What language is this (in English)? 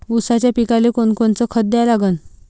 Marathi